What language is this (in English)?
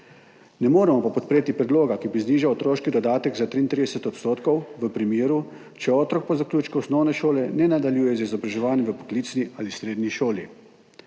Slovenian